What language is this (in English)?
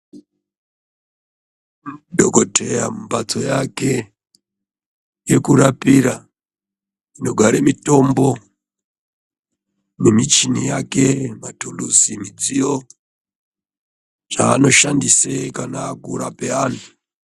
Ndau